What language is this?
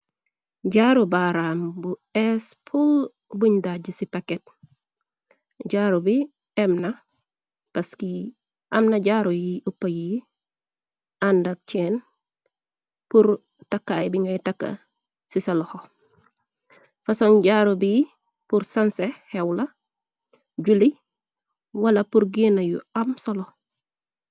Wolof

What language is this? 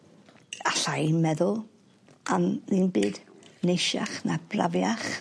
Welsh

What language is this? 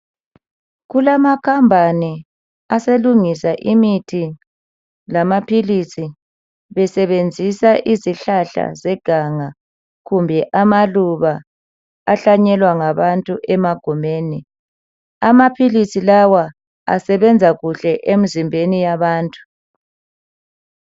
North Ndebele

